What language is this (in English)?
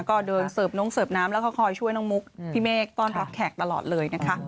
Thai